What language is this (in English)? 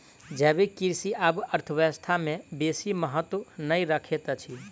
Maithili